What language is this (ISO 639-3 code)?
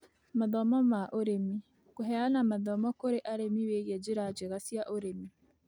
kik